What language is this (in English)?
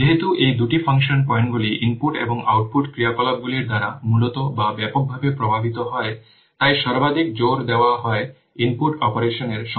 Bangla